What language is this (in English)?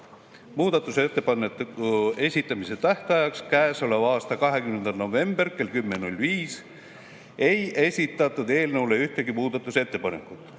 Estonian